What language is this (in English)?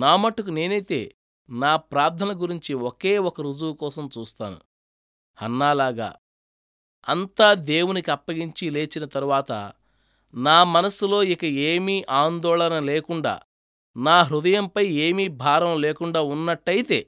Telugu